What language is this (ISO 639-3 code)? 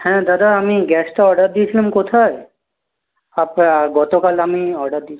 ben